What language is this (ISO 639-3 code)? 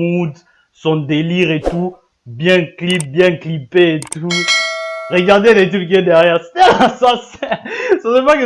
fra